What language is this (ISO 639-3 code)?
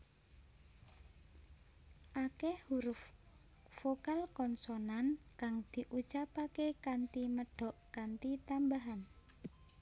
jav